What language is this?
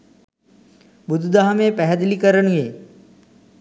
Sinhala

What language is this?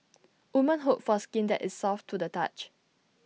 English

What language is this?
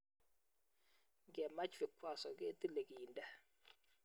Kalenjin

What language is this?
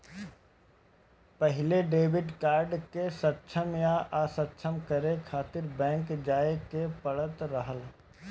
Bhojpuri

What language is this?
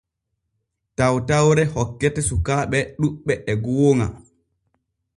Borgu Fulfulde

